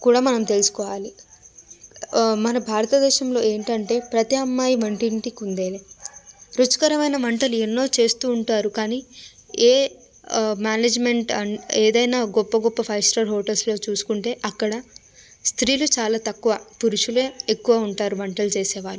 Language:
Telugu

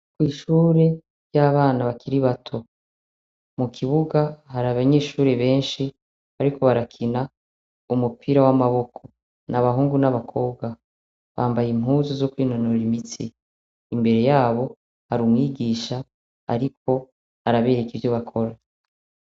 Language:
Rundi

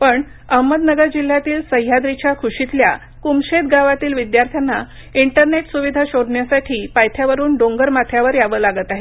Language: Marathi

